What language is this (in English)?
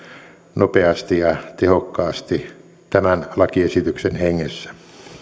Finnish